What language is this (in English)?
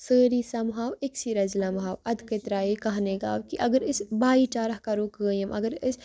Kashmiri